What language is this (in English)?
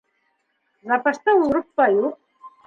Bashkir